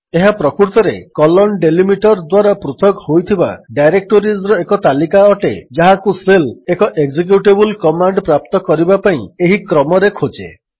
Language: Odia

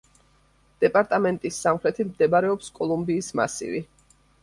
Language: Georgian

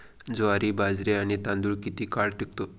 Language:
Marathi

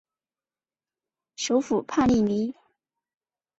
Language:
Chinese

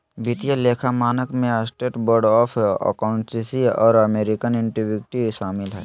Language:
Magahi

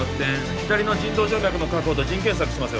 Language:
Japanese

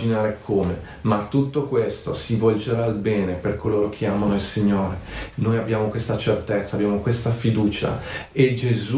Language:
Italian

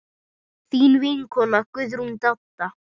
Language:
Icelandic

